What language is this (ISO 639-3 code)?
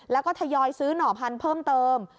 tha